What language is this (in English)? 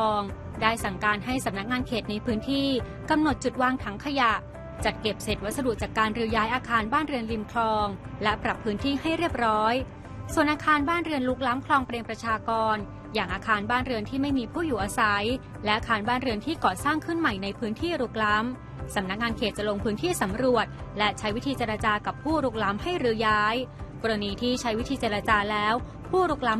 Thai